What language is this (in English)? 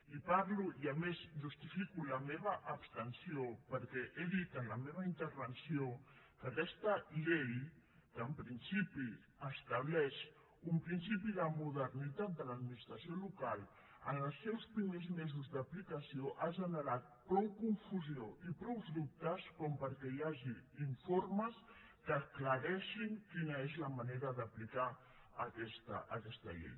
Catalan